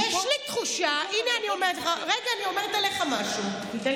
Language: Hebrew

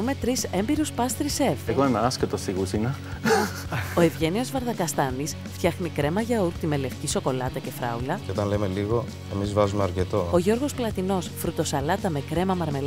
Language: Greek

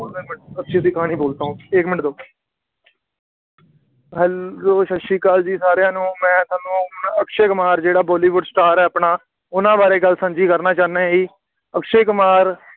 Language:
Punjabi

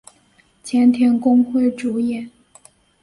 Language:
Chinese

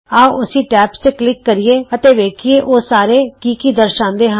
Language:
Punjabi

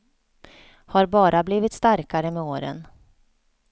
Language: Swedish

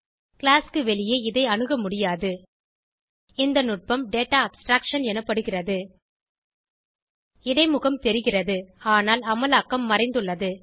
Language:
Tamil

